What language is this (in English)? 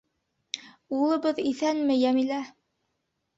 Bashkir